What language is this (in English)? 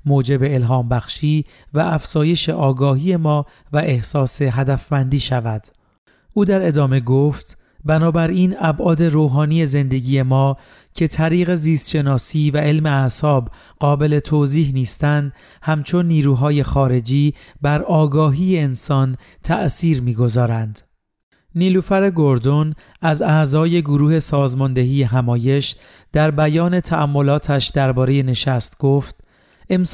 Persian